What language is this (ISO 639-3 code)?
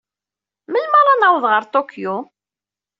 kab